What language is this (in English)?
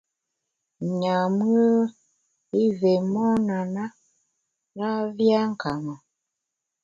Bamun